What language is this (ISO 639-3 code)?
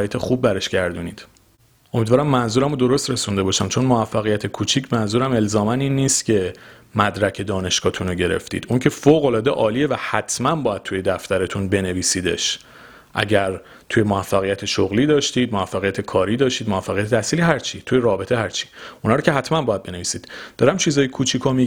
fas